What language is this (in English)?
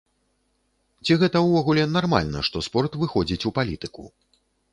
Belarusian